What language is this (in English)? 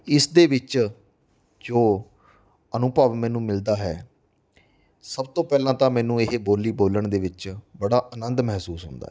Punjabi